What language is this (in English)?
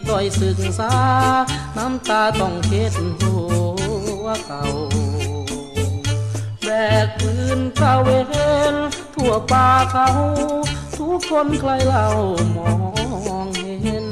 Thai